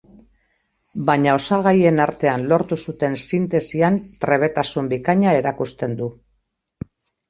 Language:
Basque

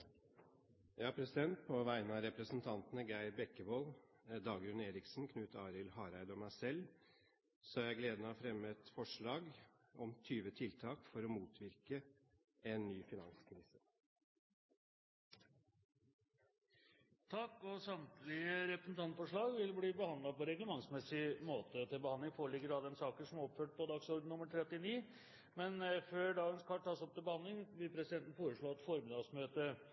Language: Norwegian Bokmål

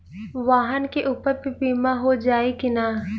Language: Bhojpuri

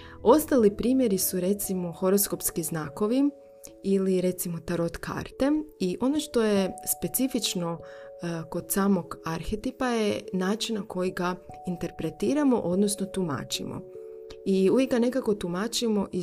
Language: Croatian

